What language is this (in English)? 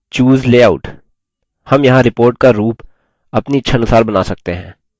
Hindi